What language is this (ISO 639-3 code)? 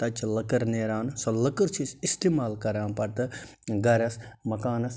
kas